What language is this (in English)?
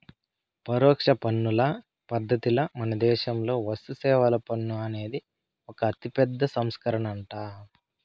Telugu